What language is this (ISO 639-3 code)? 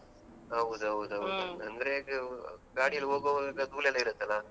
kan